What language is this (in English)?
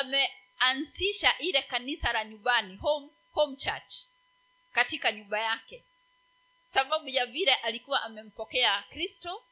Swahili